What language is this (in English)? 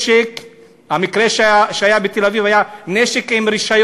Hebrew